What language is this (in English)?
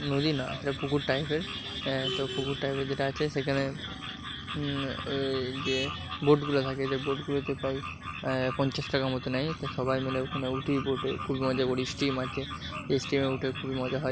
Bangla